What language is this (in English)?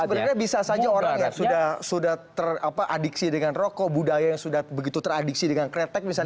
Indonesian